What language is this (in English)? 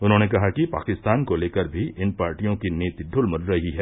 Hindi